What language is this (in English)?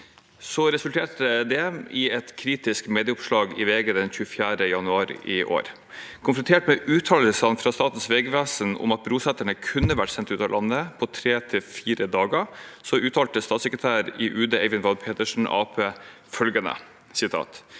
Norwegian